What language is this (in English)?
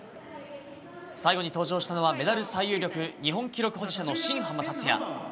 Japanese